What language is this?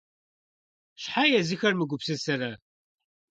Kabardian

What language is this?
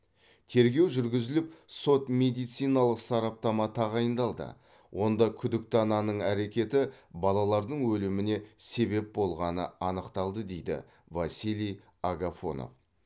Kazakh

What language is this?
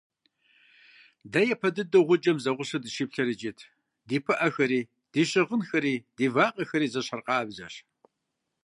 Kabardian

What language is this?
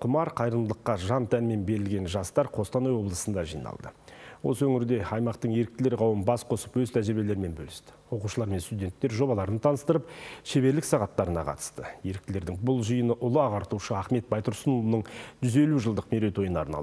Turkish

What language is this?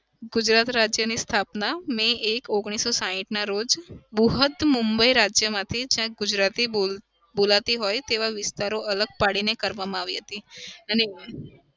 Gujarati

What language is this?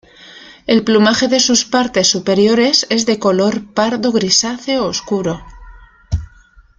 Spanish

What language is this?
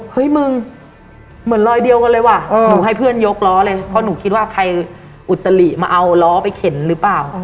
Thai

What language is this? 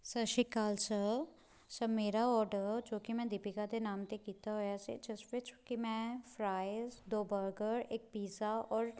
Punjabi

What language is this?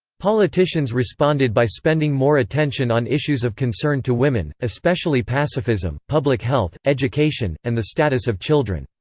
English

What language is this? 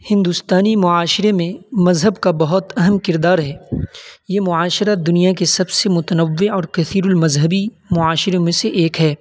Urdu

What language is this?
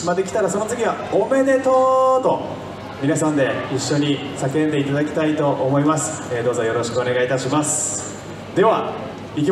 Japanese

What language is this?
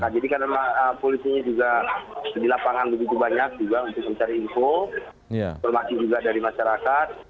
Indonesian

